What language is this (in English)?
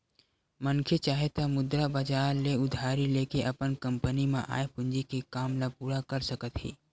Chhattisgarhi